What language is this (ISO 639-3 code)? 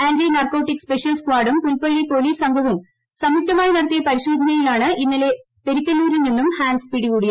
mal